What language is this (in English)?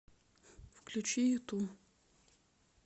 Russian